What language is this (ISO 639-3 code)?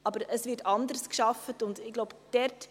gsw